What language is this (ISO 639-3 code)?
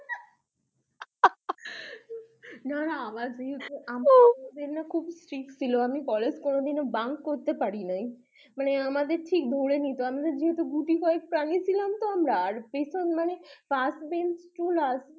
ben